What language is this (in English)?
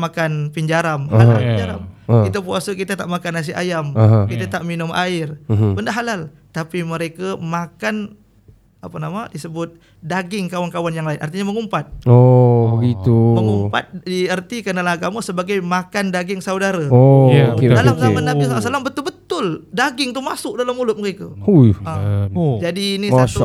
Malay